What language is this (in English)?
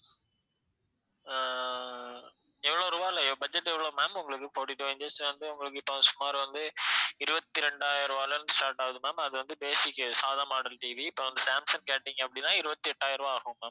Tamil